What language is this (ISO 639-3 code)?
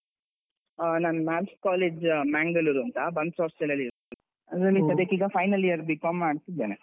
kan